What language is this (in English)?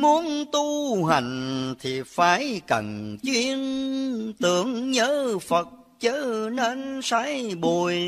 Vietnamese